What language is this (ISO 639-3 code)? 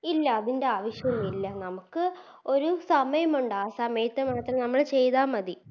mal